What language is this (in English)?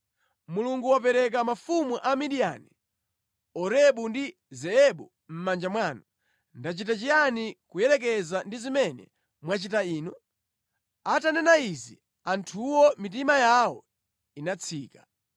Nyanja